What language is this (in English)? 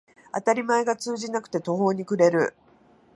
Japanese